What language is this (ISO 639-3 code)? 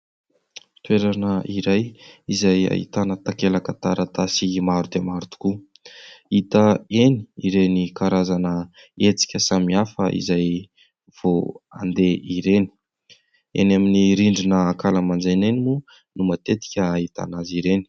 mlg